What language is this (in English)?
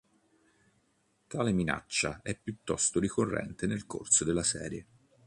Italian